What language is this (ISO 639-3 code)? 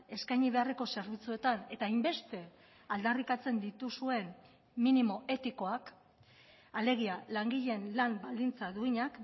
eus